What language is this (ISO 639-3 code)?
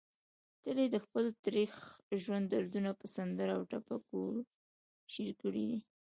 pus